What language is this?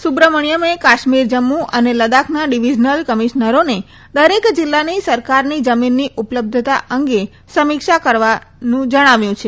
Gujarati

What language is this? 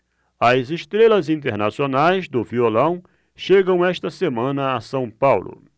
Portuguese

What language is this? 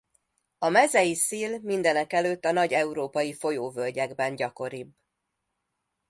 Hungarian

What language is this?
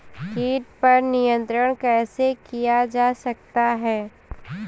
Hindi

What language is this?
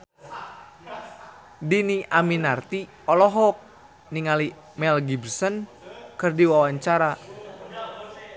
Sundanese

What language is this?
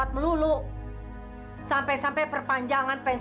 Indonesian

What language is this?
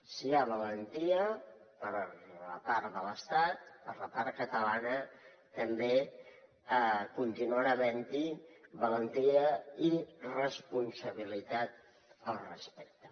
Catalan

